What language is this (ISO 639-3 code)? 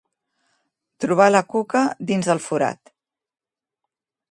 cat